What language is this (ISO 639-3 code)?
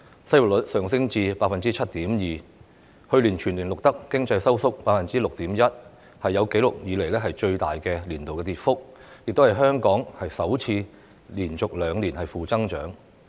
yue